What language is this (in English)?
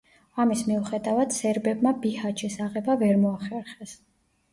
Georgian